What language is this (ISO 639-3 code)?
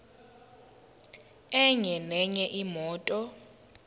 zul